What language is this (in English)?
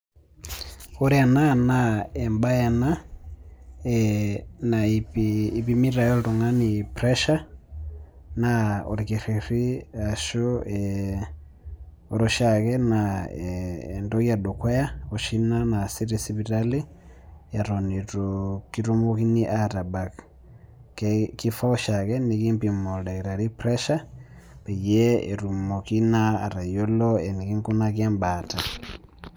Masai